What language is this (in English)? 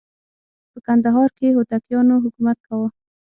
Pashto